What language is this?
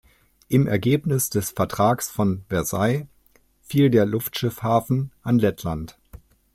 German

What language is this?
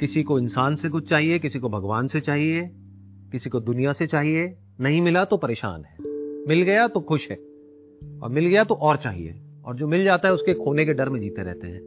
Hindi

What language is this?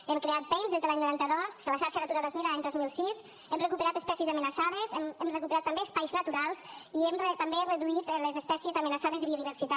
Catalan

